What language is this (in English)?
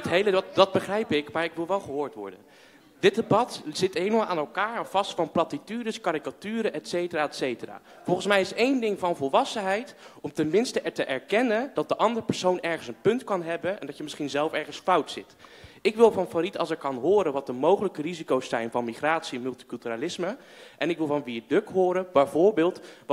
Dutch